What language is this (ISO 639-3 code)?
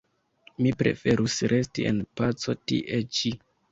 epo